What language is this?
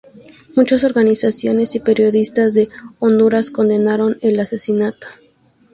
Spanish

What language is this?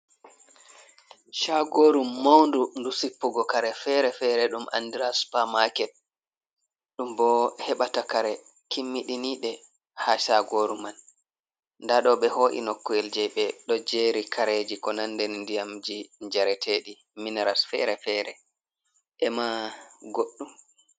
Fula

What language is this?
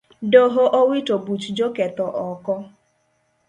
Luo (Kenya and Tanzania)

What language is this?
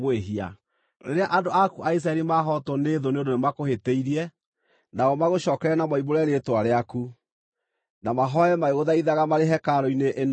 Kikuyu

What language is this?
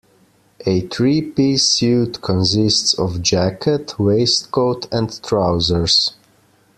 English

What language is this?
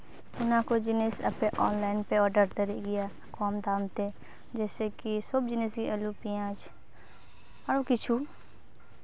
Santali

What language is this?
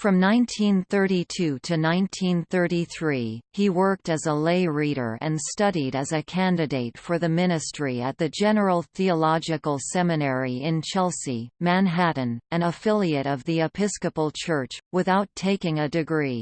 English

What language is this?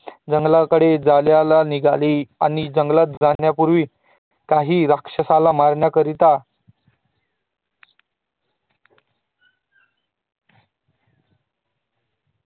Marathi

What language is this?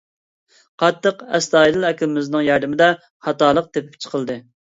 Uyghur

